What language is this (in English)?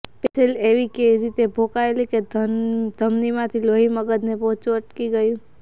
Gujarati